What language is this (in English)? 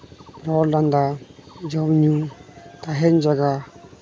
Santali